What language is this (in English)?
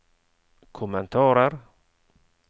Norwegian